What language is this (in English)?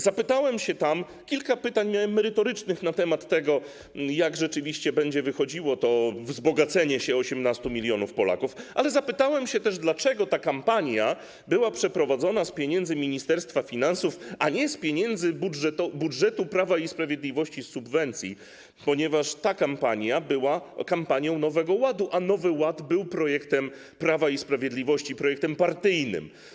Polish